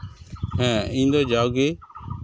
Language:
Santali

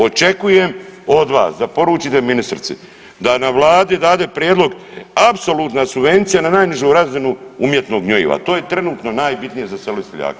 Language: Croatian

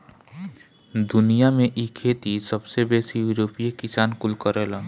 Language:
Bhojpuri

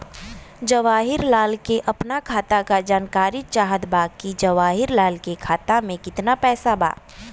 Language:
Bhojpuri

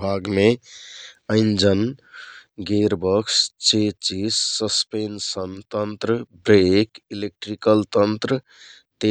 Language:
Kathoriya Tharu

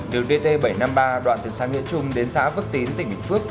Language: Vietnamese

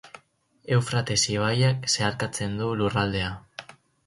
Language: Basque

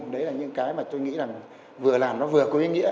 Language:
Vietnamese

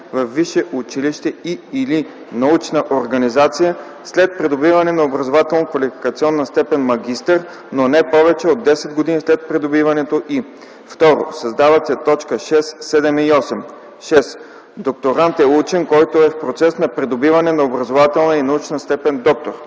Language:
Bulgarian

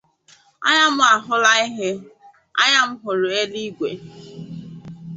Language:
Igbo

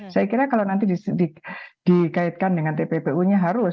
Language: Indonesian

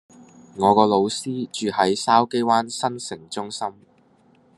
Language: Cantonese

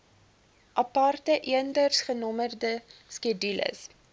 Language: Afrikaans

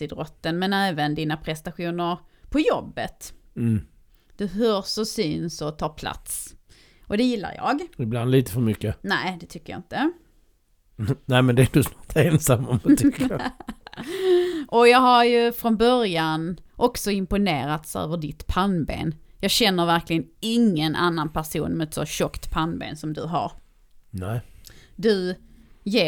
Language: Swedish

